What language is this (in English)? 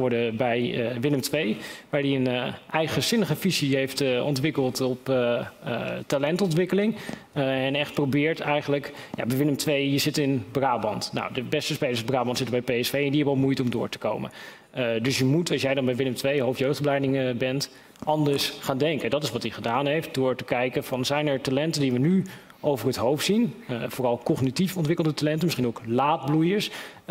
Dutch